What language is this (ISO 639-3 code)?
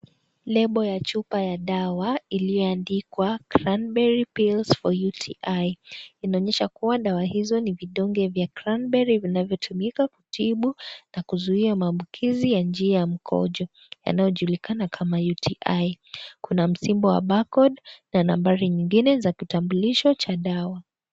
swa